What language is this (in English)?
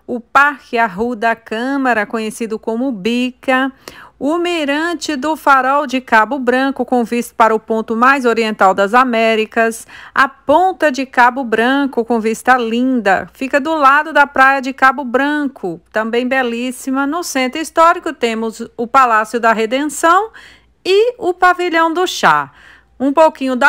Portuguese